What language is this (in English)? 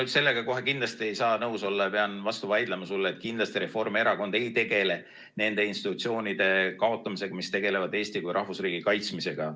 Estonian